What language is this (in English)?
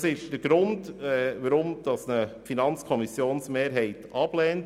Swiss German